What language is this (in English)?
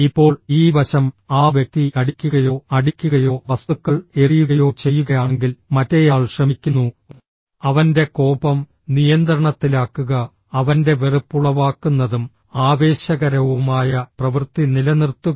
Malayalam